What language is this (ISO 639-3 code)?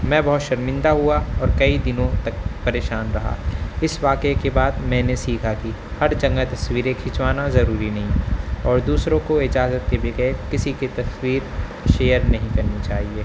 urd